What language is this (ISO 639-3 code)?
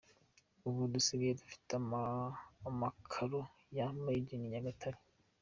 kin